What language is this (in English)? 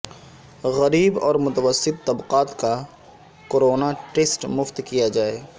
Urdu